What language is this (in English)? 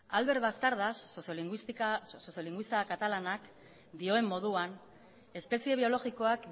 Basque